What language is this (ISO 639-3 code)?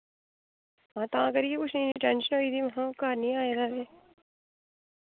doi